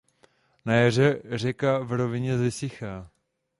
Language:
Czech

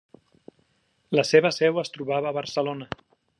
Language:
Catalan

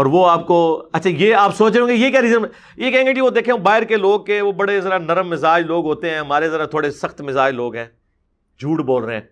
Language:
Urdu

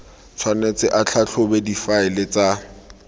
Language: Tswana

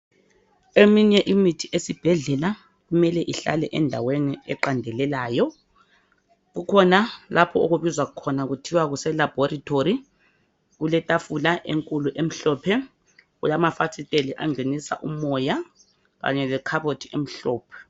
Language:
North Ndebele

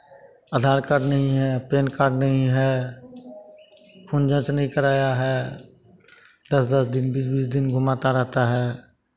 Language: Hindi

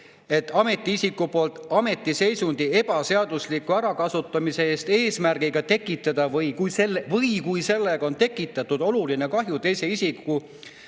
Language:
Estonian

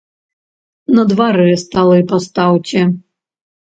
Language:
Belarusian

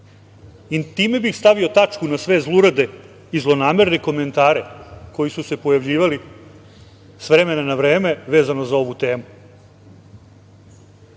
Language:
Serbian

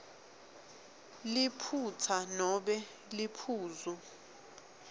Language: Swati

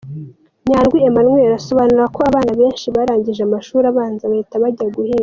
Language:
Kinyarwanda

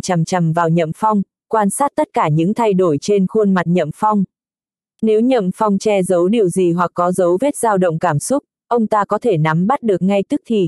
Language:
Vietnamese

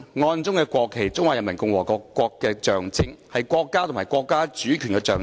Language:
Cantonese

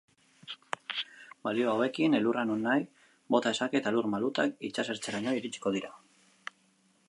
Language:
Basque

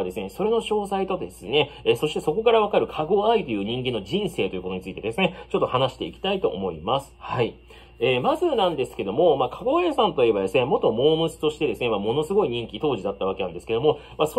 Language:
Japanese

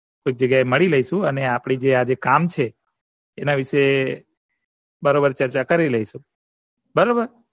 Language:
Gujarati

